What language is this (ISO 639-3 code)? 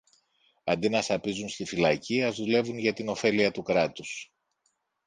ell